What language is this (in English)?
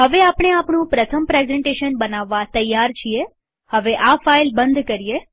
Gujarati